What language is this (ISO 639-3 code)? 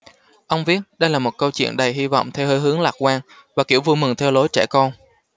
vie